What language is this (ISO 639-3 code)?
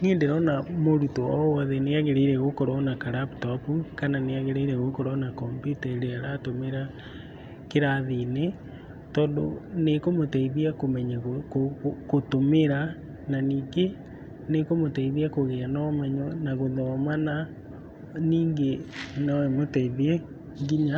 kik